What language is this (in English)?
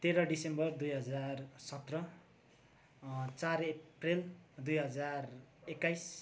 Nepali